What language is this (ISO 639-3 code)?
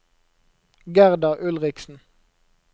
nor